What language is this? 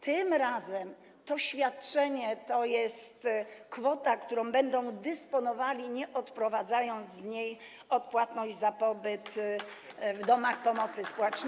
Polish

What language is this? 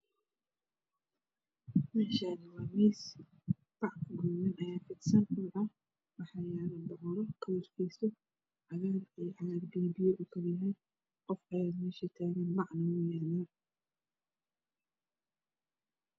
Somali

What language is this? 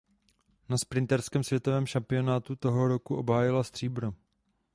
Czech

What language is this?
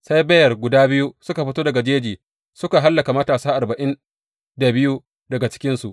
Hausa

